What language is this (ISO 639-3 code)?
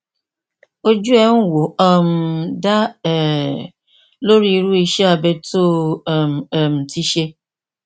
yor